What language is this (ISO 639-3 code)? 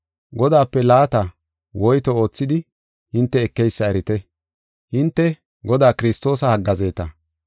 gof